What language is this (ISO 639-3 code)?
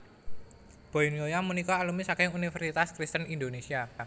jav